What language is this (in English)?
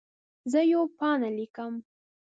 Pashto